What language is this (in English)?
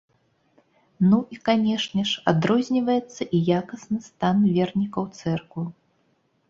Belarusian